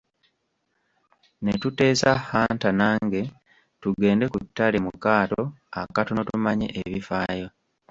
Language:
Ganda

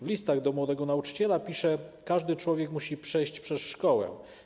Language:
Polish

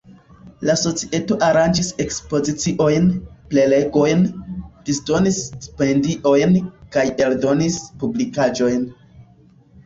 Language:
Esperanto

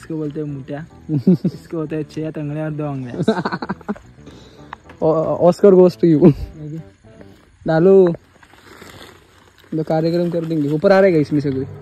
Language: Hindi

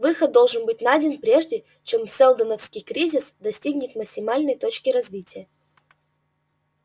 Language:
Russian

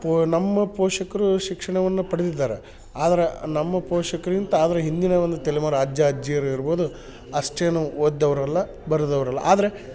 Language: Kannada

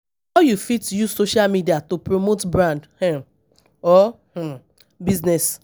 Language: Nigerian Pidgin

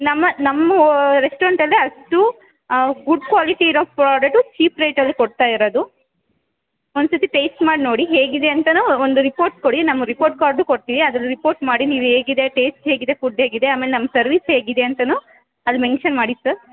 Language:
Kannada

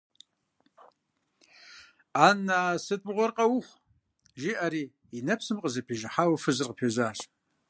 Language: Kabardian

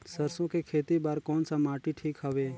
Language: Chhattisgarhi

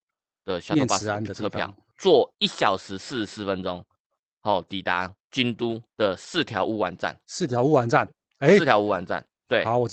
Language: Chinese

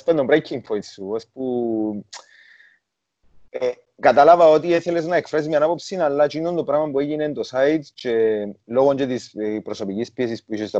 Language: Greek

